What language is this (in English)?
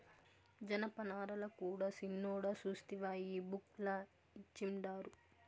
Telugu